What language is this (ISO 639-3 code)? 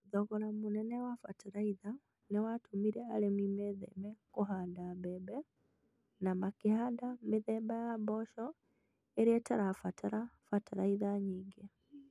kik